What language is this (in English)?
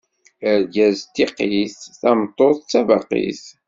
Kabyle